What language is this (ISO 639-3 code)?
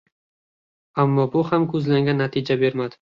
uzb